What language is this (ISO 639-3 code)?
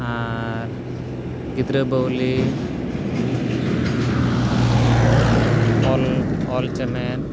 sat